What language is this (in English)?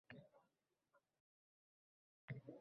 Uzbek